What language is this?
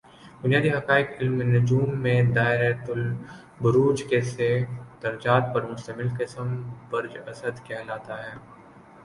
Urdu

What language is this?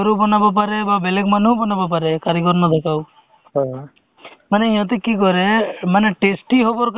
Assamese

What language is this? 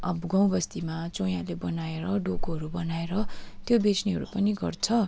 Nepali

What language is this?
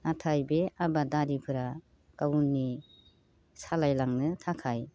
Bodo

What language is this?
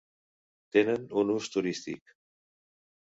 Catalan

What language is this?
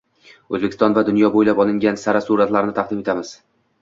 Uzbek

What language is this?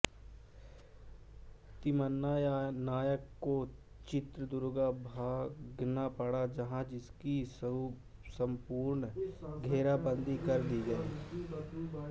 Hindi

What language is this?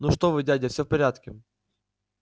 Russian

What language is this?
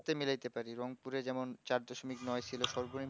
Bangla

